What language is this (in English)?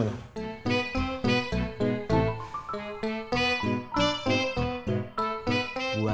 Indonesian